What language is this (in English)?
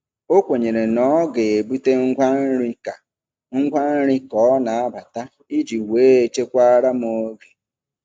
Igbo